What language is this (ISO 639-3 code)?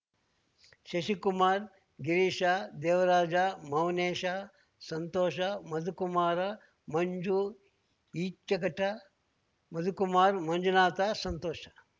kan